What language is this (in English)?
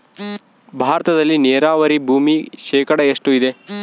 Kannada